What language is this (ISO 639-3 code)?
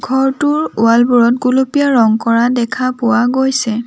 asm